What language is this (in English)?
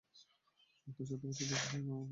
Bangla